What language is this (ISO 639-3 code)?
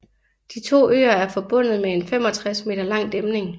dan